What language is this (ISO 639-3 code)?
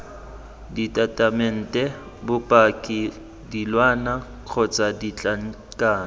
tsn